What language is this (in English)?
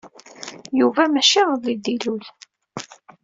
Kabyle